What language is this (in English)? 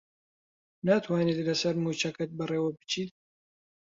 Central Kurdish